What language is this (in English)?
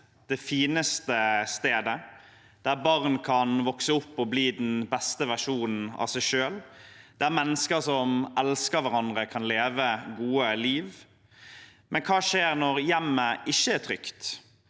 Norwegian